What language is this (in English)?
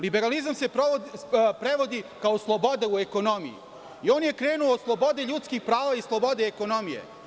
Serbian